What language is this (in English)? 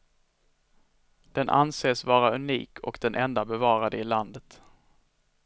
Swedish